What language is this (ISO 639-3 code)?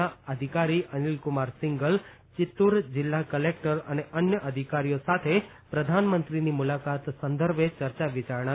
guj